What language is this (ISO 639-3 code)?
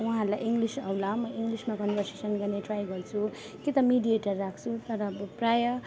nep